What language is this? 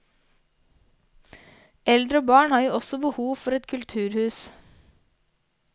Norwegian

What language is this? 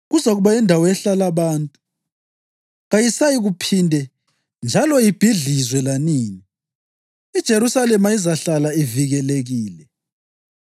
North Ndebele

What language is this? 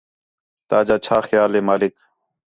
Khetrani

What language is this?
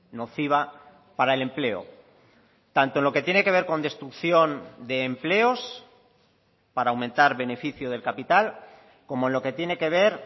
Spanish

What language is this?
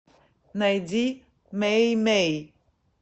Russian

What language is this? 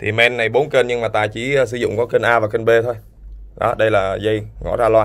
Vietnamese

